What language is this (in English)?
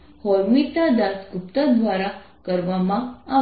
Gujarati